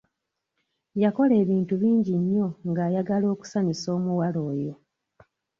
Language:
Ganda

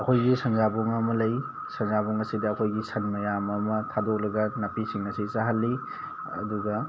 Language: Manipuri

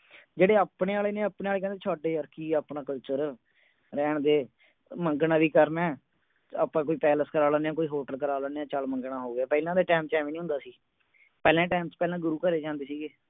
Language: Punjabi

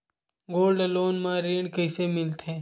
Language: Chhattisgarhi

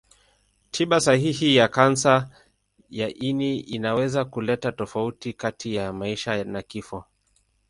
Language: Swahili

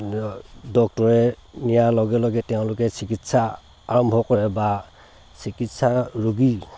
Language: Assamese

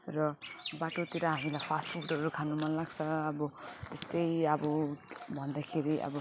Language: Nepali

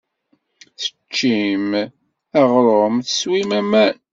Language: Kabyle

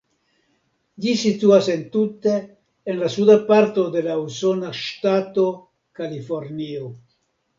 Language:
Esperanto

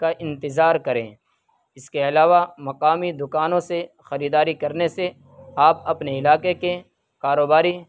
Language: Urdu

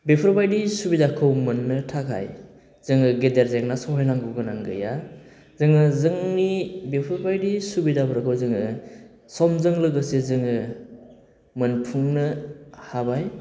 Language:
Bodo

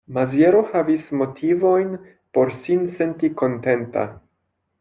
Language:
Esperanto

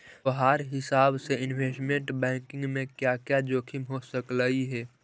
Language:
Magahi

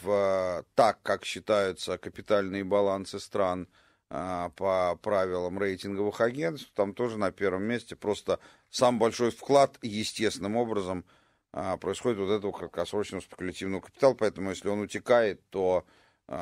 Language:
Russian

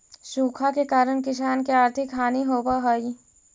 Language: Magahi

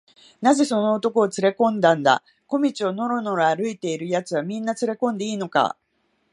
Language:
Japanese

